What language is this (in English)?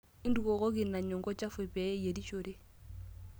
Masai